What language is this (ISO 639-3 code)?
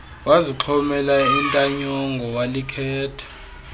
xho